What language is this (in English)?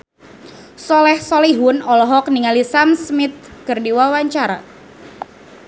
Sundanese